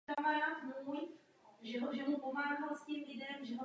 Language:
Czech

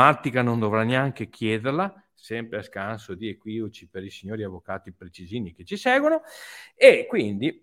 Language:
Italian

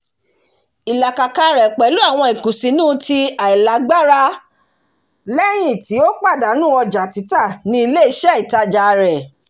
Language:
Yoruba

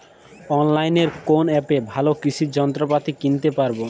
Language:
Bangla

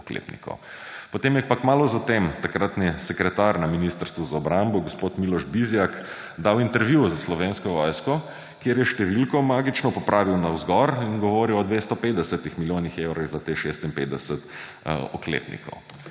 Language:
Slovenian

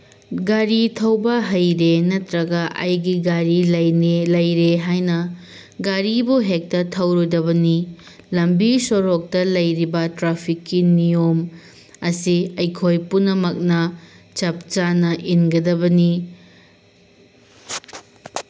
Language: Manipuri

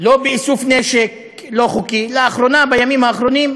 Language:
Hebrew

